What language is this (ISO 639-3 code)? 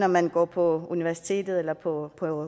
dan